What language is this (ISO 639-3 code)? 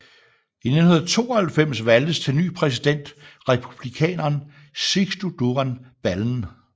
dan